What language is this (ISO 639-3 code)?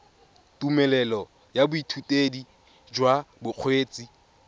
tsn